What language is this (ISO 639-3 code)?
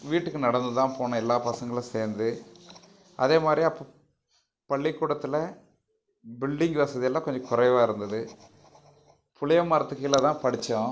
tam